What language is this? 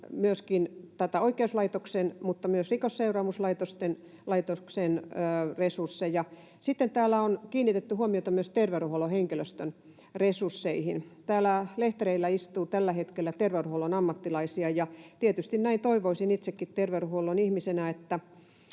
Finnish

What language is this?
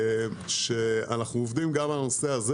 Hebrew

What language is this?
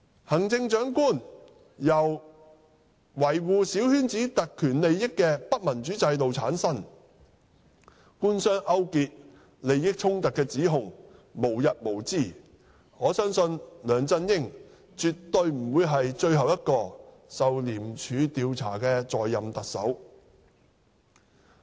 Cantonese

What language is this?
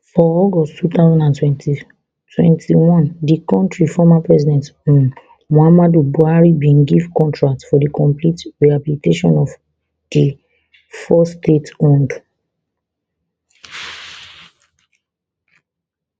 Nigerian Pidgin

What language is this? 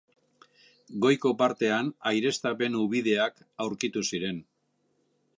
Basque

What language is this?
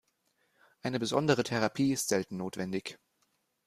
German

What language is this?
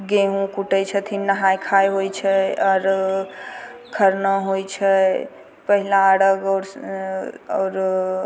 Maithili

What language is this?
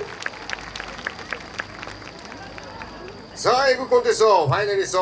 Japanese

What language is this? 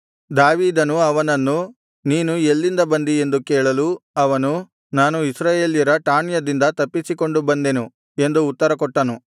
Kannada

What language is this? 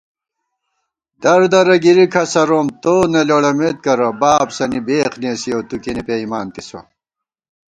Gawar-Bati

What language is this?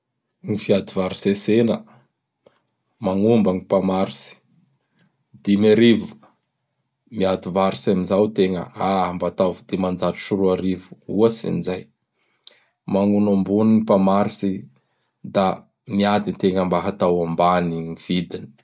Bara Malagasy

